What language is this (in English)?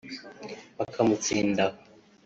Kinyarwanda